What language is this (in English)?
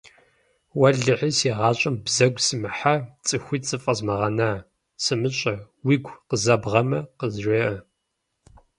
Kabardian